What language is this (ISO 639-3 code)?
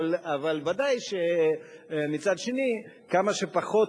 heb